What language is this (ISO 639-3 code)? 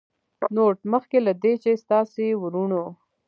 pus